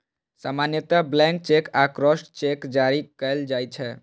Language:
Maithili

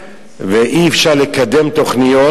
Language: Hebrew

